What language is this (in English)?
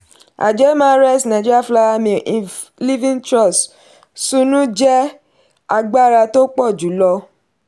Yoruba